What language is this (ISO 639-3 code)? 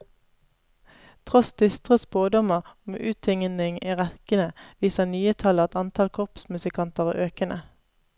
nor